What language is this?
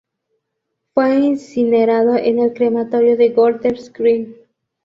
Spanish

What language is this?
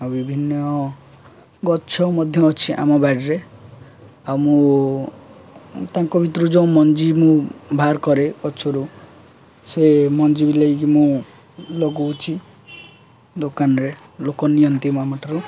Odia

